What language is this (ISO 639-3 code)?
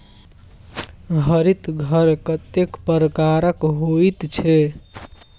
mai